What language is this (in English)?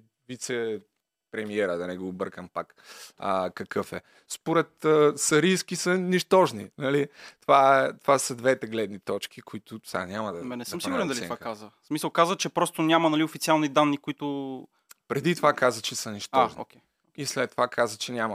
Bulgarian